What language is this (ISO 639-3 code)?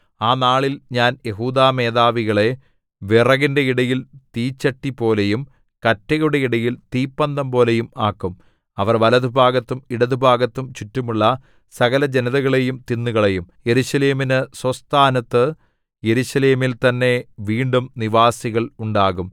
mal